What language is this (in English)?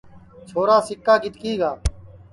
Sansi